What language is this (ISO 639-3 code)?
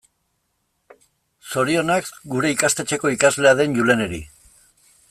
eus